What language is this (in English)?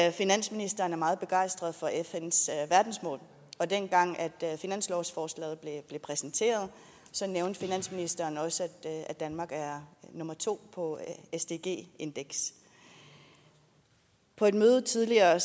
Danish